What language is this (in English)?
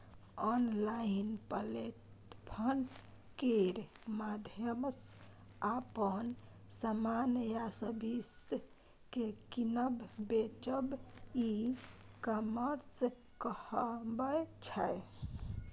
Maithili